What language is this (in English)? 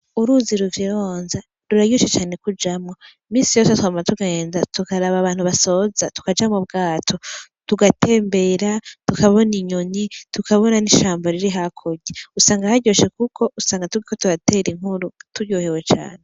Rundi